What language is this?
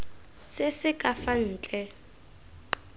Tswana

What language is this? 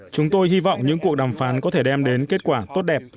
Vietnamese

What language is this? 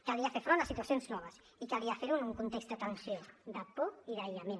Catalan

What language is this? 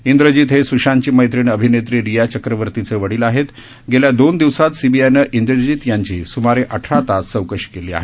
Marathi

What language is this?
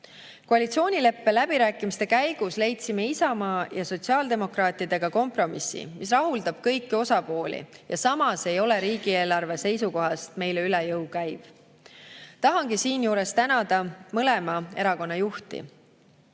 Estonian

